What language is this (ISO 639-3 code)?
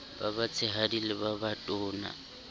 sot